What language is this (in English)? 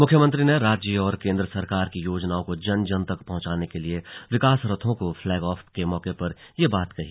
Hindi